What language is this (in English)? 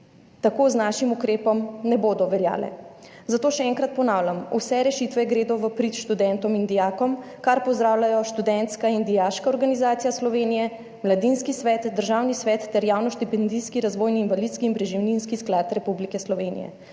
Slovenian